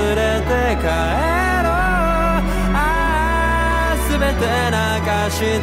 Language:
Indonesian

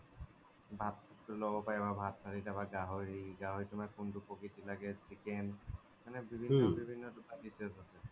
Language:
Assamese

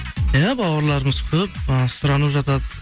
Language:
Kazakh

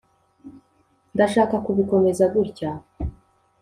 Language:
Kinyarwanda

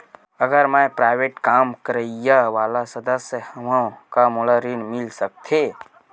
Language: Chhattisgarhi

